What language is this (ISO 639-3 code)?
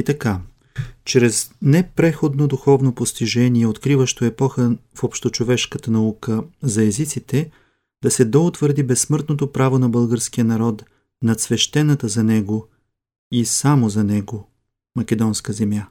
bul